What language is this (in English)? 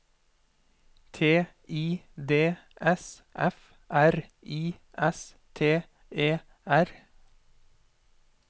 Norwegian